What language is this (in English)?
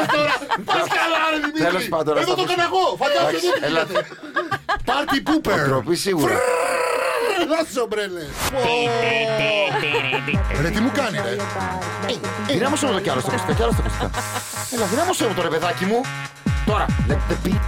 Greek